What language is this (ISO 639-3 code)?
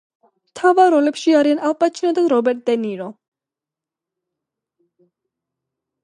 kat